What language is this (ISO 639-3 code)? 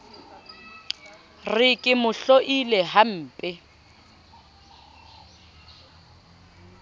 sot